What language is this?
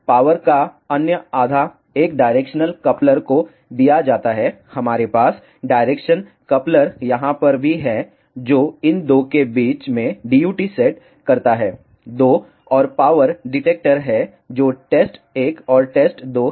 Hindi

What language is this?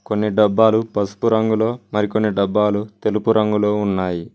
Telugu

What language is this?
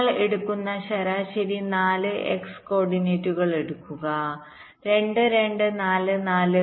Malayalam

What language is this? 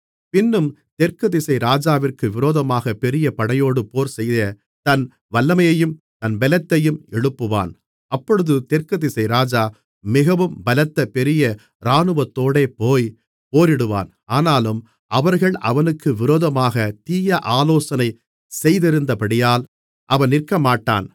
Tamil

